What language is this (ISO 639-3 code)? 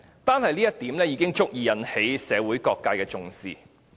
yue